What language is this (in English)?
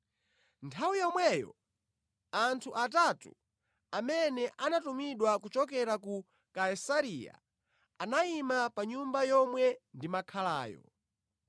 Nyanja